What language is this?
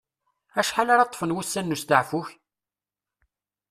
Kabyle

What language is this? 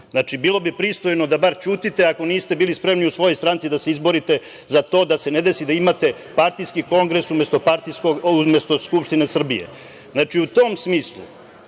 Serbian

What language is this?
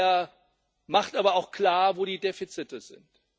German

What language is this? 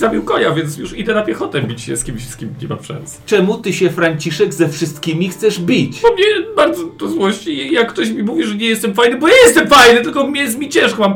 Polish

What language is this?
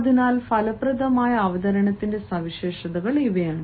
Malayalam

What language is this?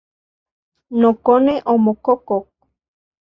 Central Puebla Nahuatl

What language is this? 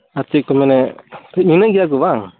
Santali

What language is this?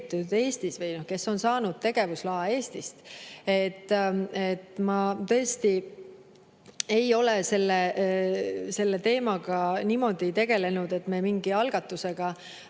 Estonian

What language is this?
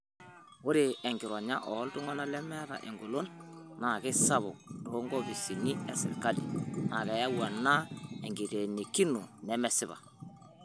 Masai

